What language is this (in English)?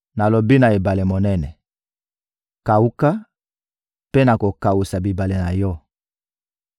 Lingala